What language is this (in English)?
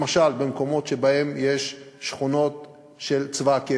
Hebrew